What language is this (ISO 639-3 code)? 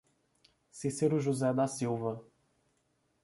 por